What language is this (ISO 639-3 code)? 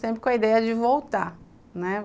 por